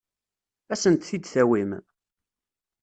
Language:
Kabyle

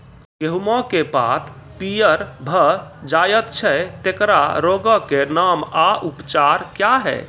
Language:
Maithili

